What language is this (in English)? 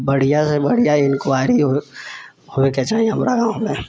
Maithili